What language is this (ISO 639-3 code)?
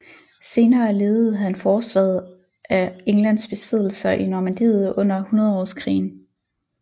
dan